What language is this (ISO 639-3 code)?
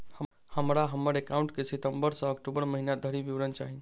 mai